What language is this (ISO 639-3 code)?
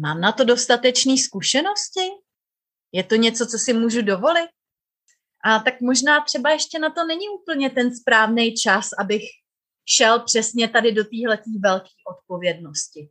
ces